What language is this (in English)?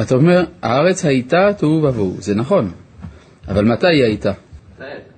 Hebrew